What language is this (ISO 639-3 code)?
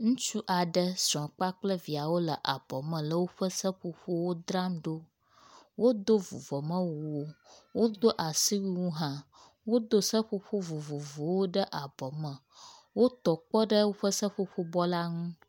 ewe